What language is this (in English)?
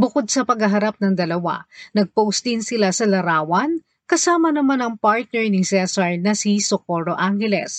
Filipino